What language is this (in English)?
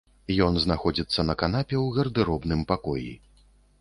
Belarusian